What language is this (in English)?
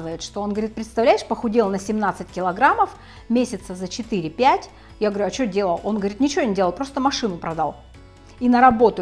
Russian